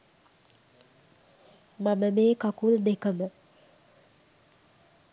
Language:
Sinhala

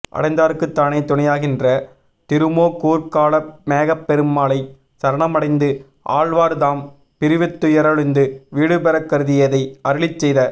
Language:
Tamil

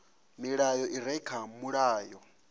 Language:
Venda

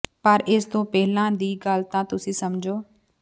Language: Punjabi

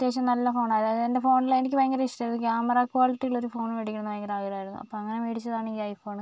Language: Malayalam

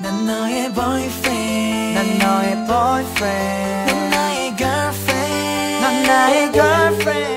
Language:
Italian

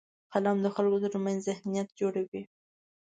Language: Pashto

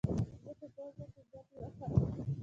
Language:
Pashto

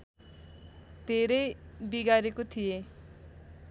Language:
Nepali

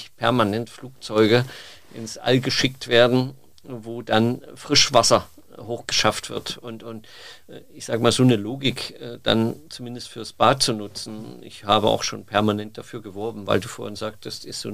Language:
German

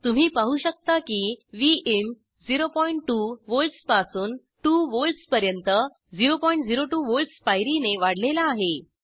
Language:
Marathi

